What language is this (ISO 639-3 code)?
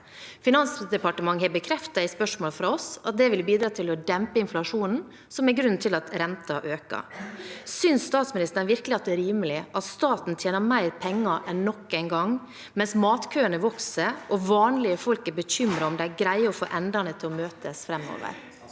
nor